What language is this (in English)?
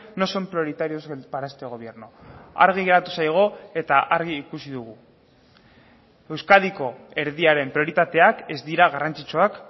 Basque